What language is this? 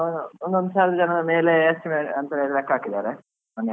Kannada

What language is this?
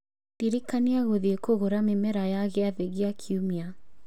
Kikuyu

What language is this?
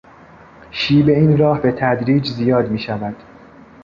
Persian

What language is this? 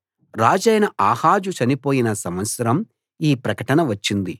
Telugu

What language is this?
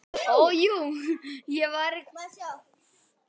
Icelandic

